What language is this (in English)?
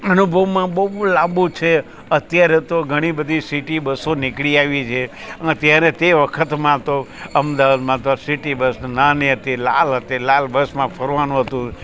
Gujarati